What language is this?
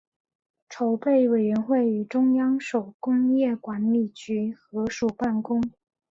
Chinese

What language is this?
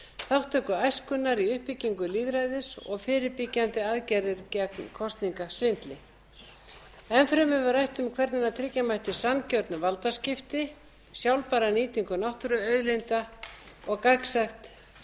Icelandic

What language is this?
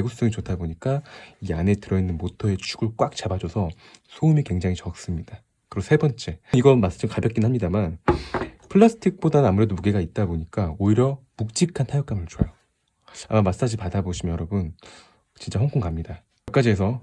Korean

